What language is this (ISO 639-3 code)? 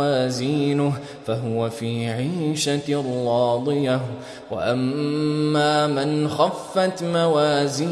ara